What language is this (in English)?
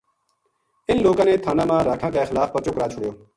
Gujari